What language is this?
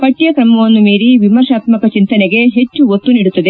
Kannada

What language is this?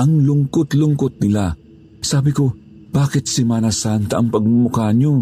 Filipino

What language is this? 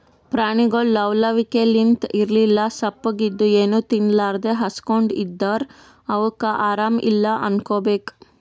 Kannada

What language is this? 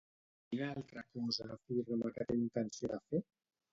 Catalan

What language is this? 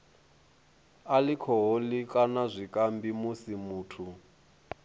Venda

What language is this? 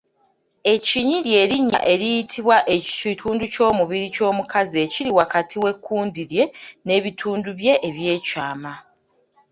Ganda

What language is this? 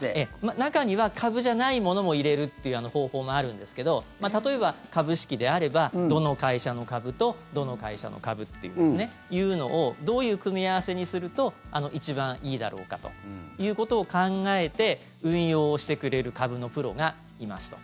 Japanese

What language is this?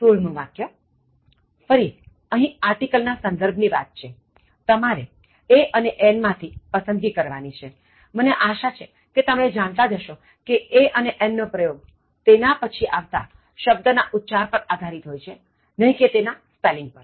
Gujarati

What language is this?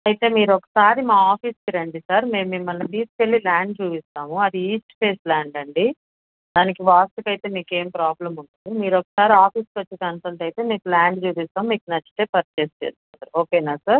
Telugu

